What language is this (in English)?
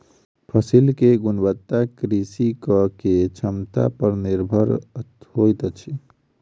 Maithili